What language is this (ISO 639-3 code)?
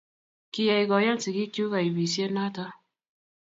kln